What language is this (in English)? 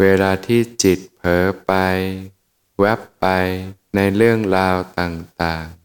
Thai